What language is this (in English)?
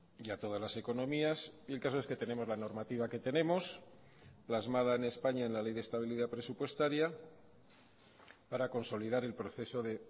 Spanish